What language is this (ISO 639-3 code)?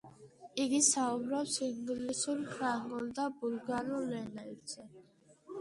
kat